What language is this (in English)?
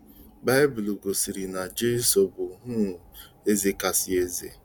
Igbo